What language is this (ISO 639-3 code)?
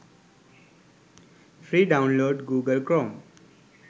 sin